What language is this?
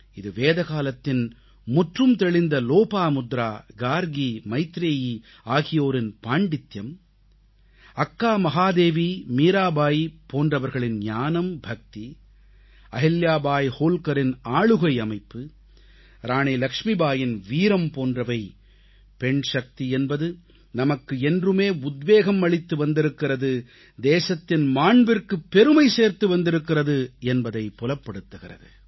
Tamil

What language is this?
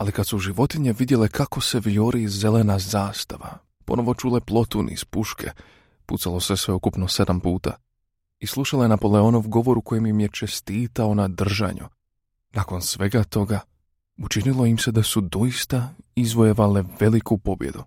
Croatian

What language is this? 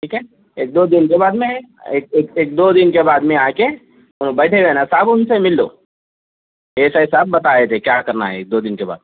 Urdu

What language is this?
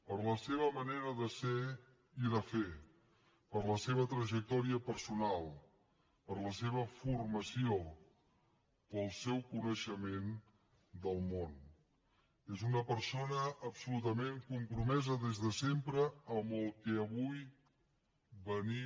Catalan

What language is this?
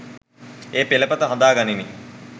Sinhala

